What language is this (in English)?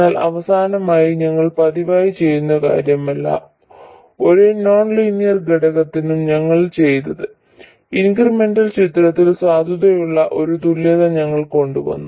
Malayalam